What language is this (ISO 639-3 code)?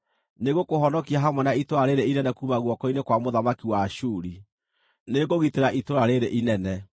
kik